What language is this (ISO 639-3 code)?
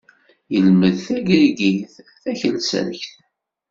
kab